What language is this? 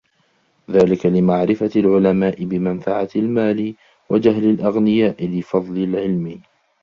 Arabic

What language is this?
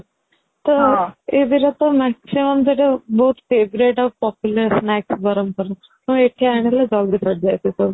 Odia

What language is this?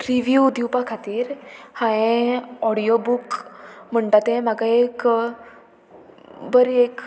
Konkani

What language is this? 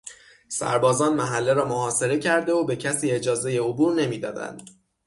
Persian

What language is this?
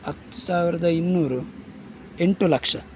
Kannada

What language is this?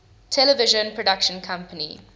English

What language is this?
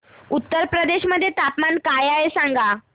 Marathi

